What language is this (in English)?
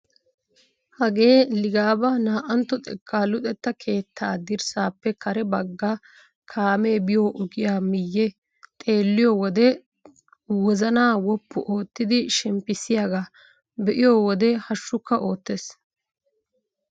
Wolaytta